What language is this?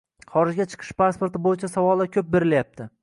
Uzbek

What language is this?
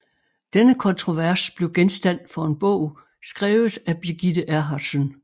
Danish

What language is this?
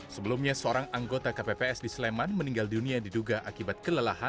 Indonesian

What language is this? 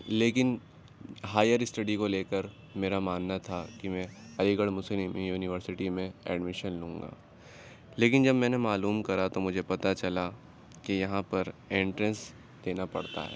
Urdu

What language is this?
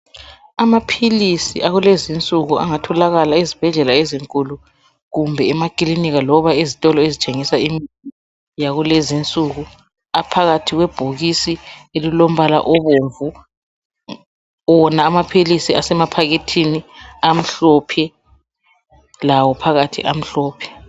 North Ndebele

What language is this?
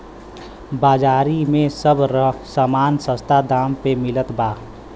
Bhojpuri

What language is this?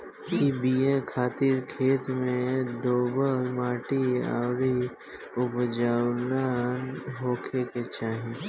Bhojpuri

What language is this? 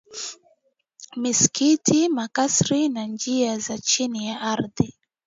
Swahili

